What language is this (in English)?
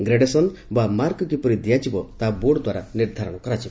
Odia